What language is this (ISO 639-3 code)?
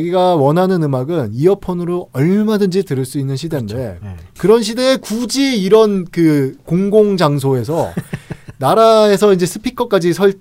kor